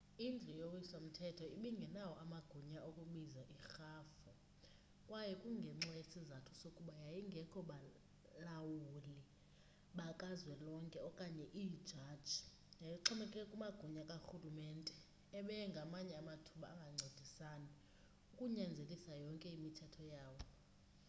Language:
Xhosa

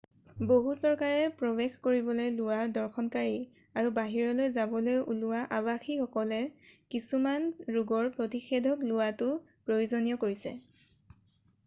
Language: Assamese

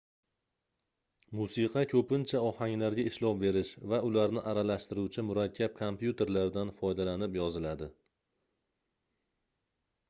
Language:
Uzbek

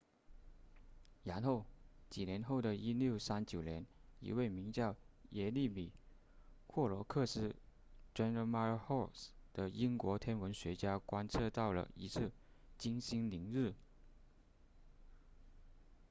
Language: Chinese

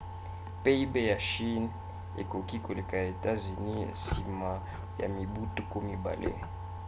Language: Lingala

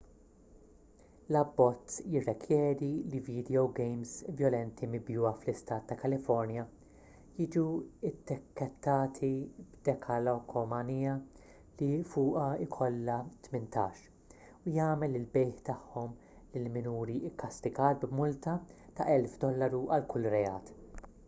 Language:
Maltese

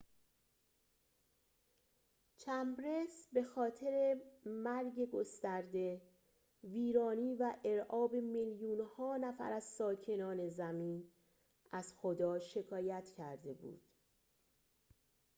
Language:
Persian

